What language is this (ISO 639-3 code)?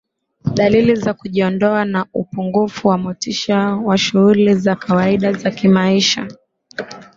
swa